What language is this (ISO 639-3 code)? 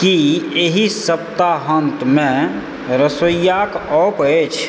mai